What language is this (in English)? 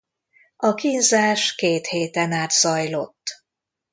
Hungarian